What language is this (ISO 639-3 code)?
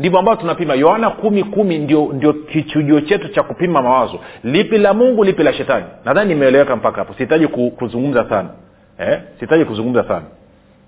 swa